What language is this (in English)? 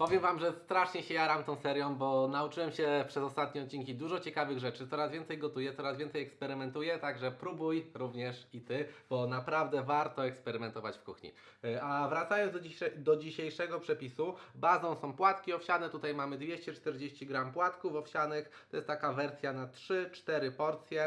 Polish